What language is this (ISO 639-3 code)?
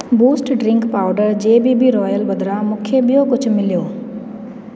snd